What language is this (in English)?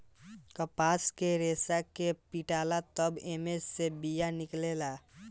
Bhojpuri